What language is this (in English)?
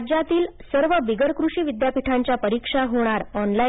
Marathi